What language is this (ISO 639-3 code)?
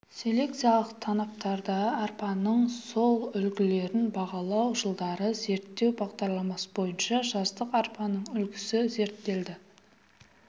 kaz